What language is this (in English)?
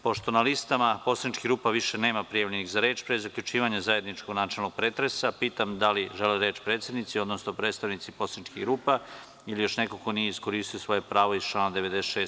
Serbian